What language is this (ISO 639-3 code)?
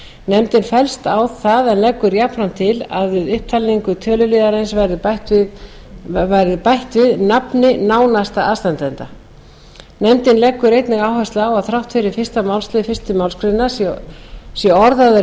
isl